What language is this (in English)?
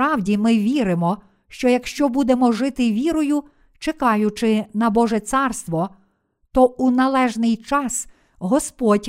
Ukrainian